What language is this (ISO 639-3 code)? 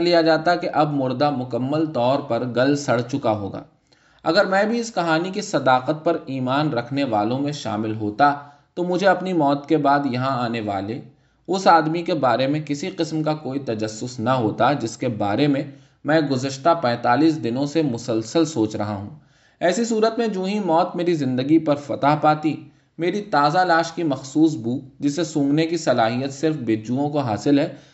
urd